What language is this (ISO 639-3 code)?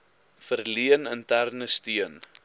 afr